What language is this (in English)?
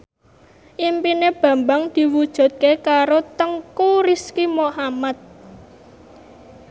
Javanese